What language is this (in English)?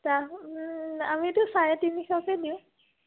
Assamese